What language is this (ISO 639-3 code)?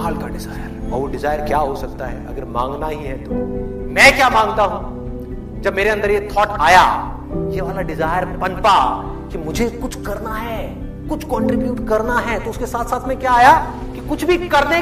hin